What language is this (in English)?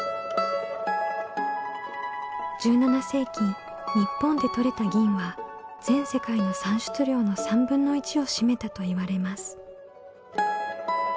Japanese